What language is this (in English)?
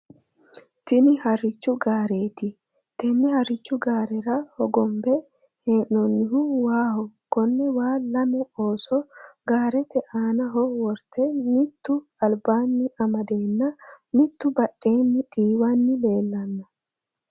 Sidamo